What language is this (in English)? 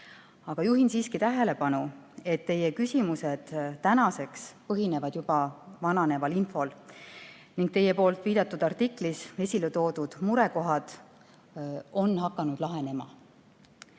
Estonian